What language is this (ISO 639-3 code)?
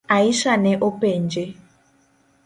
luo